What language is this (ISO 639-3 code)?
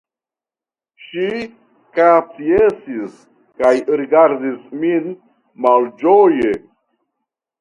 epo